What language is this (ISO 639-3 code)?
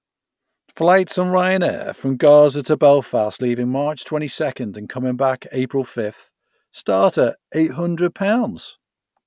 eng